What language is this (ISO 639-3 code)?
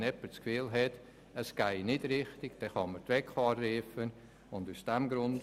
gsw